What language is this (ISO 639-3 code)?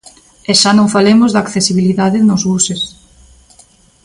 glg